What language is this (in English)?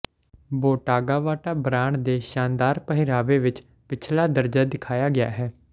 Punjabi